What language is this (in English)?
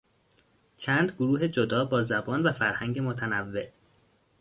Persian